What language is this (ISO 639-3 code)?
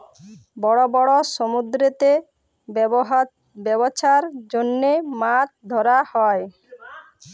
ben